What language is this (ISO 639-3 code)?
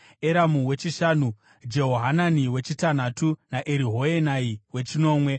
sna